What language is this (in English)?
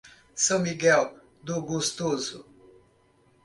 Portuguese